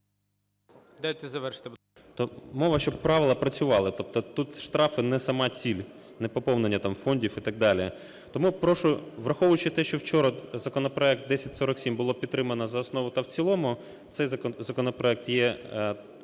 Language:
Ukrainian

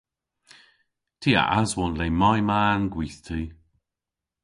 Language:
Cornish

